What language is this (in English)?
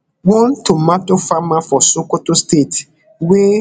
Nigerian Pidgin